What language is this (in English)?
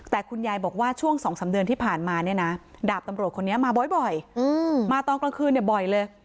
Thai